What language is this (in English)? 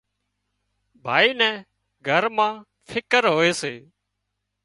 Wadiyara Koli